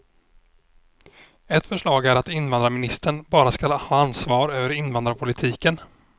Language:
Swedish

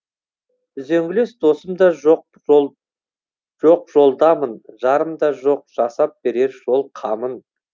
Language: Kazakh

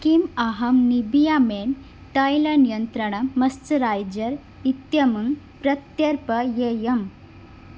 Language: Sanskrit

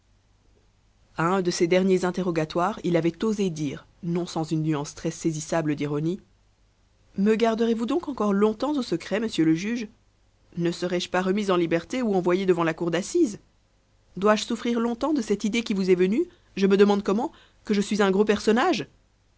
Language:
French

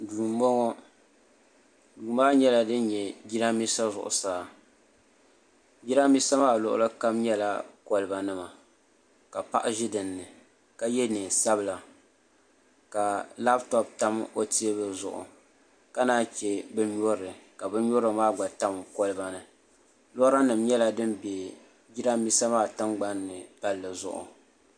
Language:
Dagbani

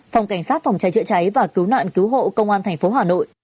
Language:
Vietnamese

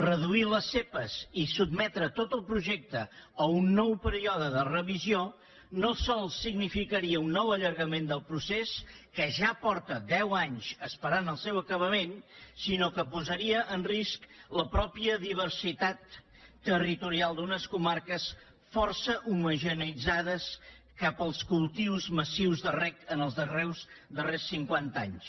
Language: Catalan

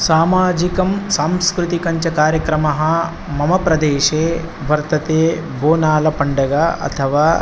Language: Sanskrit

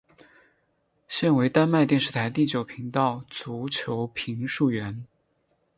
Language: Chinese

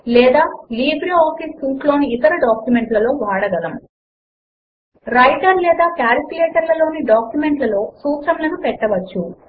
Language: Telugu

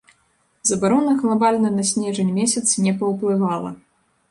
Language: Belarusian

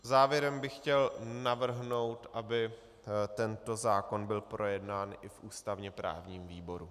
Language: Czech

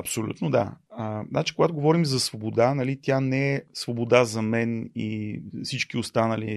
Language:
Bulgarian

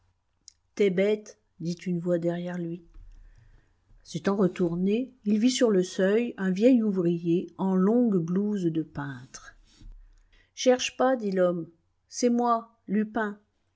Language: French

